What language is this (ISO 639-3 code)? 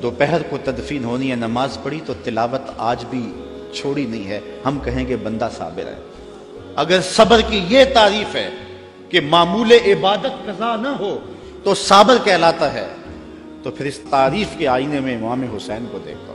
urd